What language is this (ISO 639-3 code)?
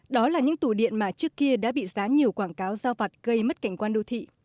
vie